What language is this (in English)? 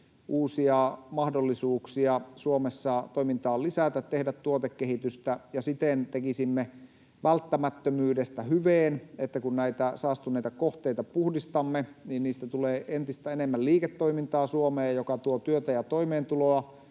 Finnish